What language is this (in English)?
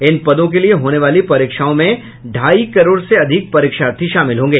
Hindi